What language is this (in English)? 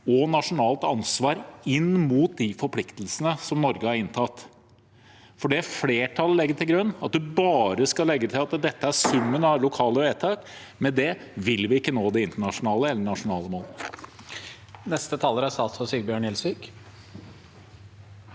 Norwegian